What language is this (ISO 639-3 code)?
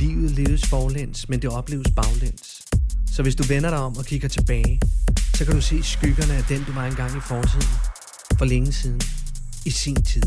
dan